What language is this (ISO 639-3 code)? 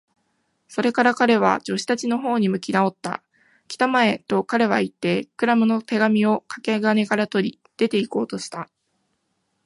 jpn